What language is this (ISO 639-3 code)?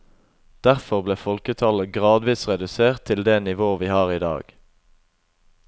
nor